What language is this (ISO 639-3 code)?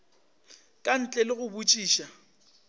nso